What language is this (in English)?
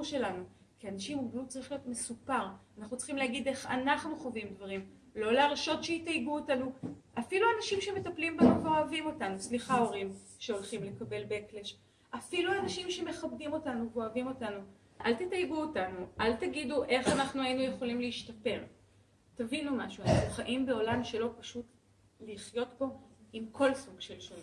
Hebrew